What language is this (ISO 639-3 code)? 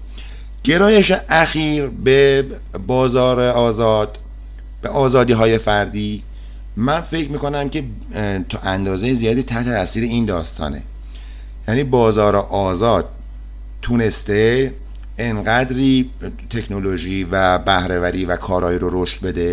fas